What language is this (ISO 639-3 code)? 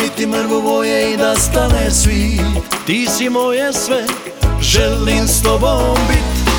hrv